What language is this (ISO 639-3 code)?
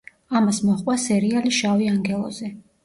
kat